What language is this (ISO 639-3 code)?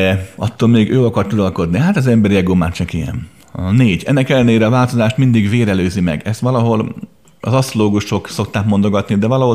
hun